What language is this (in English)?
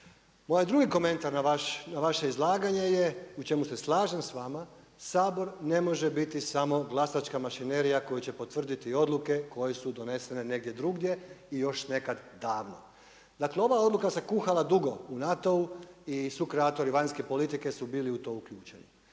Croatian